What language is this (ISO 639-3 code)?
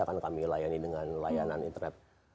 ind